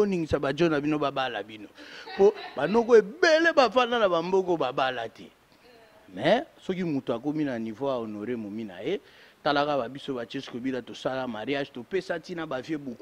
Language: French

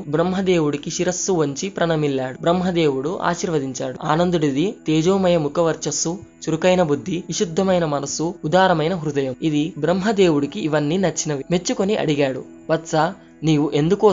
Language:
Telugu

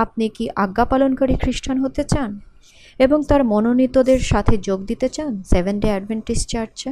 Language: Bangla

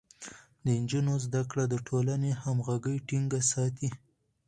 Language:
Pashto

